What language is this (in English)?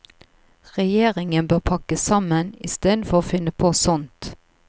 Norwegian